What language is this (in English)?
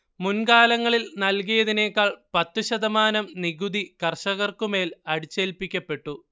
Malayalam